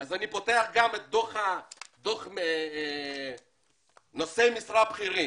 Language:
Hebrew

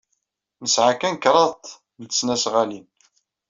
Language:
Kabyle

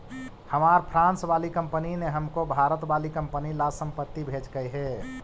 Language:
Magahi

